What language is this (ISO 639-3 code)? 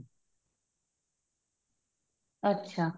pan